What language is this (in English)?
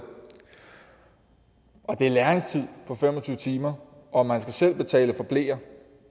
Danish